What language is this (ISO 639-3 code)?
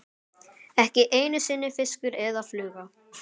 isl